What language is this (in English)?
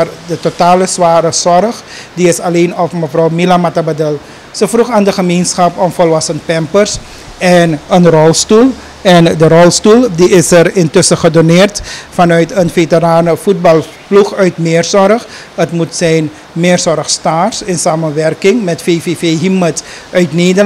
Dutch